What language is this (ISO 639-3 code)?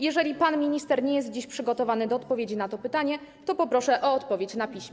pol